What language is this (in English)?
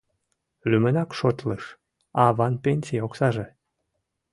Mari